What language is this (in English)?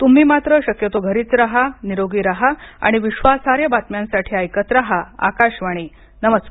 Marathi